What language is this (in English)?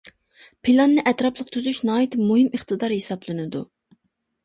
Uyghur